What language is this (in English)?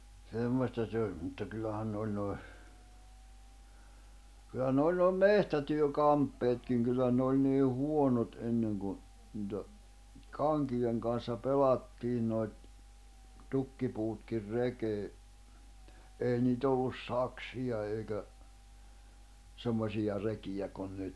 Finnish